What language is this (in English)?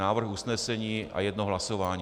Czech